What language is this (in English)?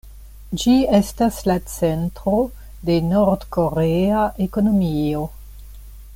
Esperanto